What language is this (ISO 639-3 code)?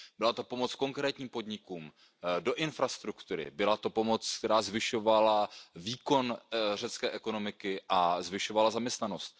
ces